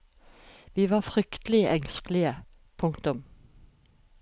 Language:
Norwegian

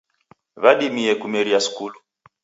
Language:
Taita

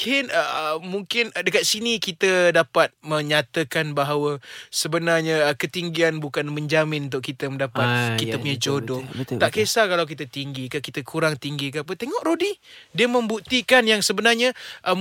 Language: Malay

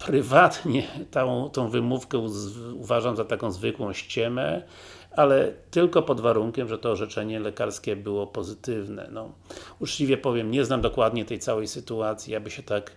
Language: Polish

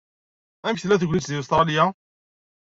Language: Kabyle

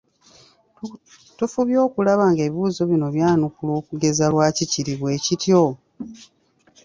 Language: Ganda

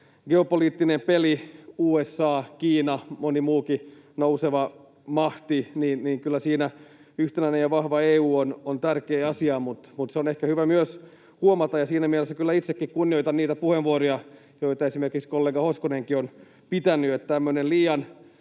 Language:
Finnish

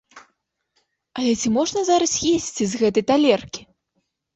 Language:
Belarusian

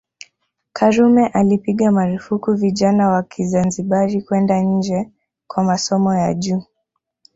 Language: Swahili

